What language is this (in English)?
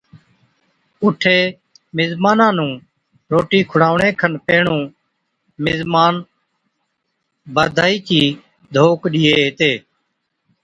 Od